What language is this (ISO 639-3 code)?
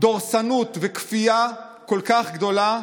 heb